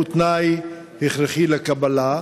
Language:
Hebrew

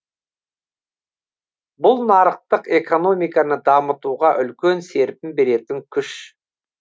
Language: Kazakh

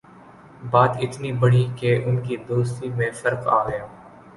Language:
Urdu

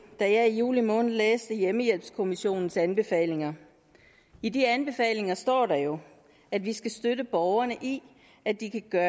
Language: Danish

